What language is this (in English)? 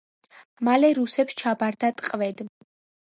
Georgian